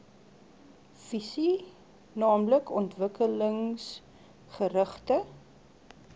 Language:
Afrikaans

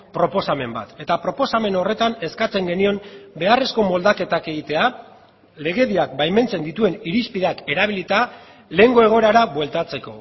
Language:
Basque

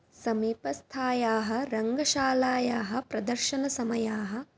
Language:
Sanskrit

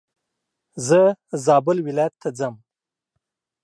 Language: Pashto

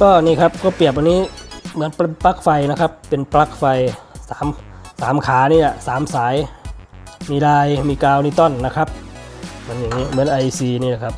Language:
Thai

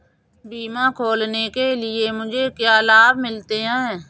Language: Hindi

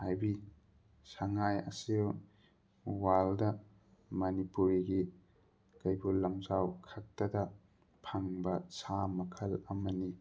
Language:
Manipuri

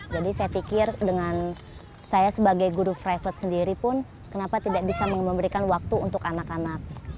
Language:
Indonesian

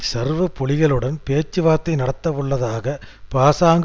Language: Tamil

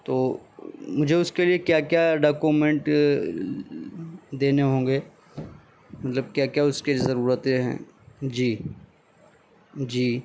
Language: Urdu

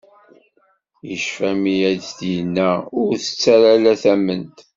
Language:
Kabyle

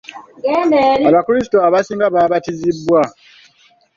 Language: Ganda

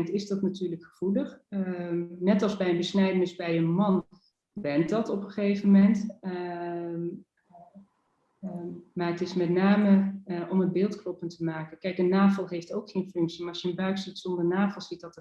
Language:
Dutch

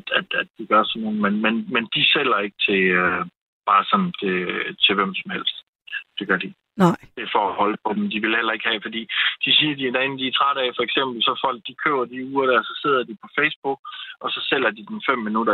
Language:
Danish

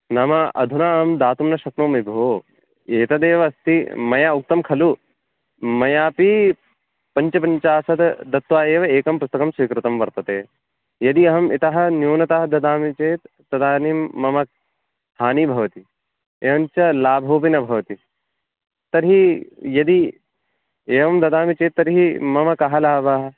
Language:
Sanskrit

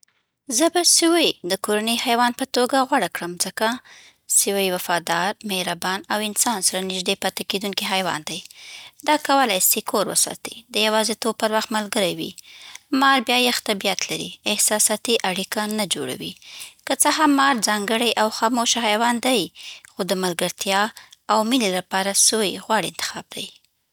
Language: Southern Pashto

